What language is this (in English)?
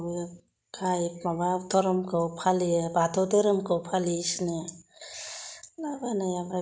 Bodo